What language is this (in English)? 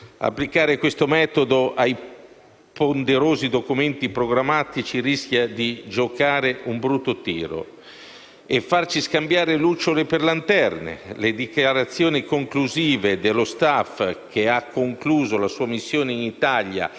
Italian